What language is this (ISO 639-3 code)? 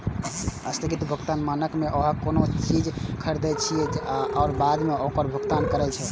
mai